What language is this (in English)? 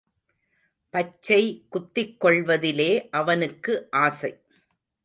Tamil